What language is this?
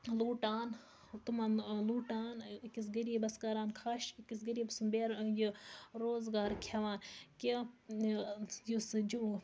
Kashmiri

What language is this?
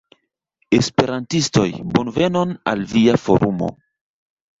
Esperanto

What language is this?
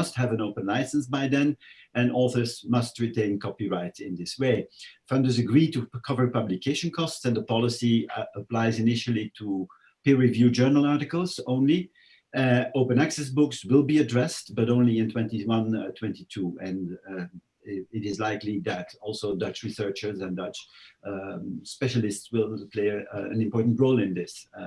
English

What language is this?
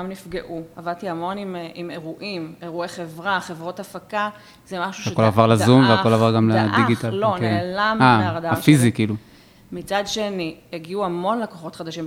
Hebrew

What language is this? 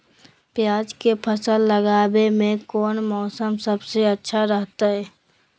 Magahi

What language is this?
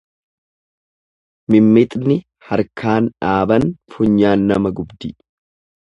Oromo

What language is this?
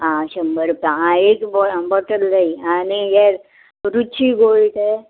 Konkani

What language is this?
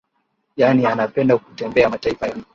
Swahili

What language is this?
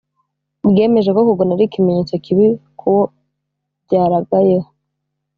Kinyarwanda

